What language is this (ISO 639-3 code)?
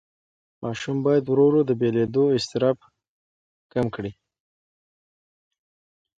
pus